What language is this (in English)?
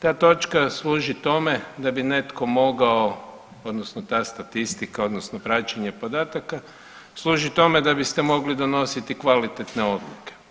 Croatian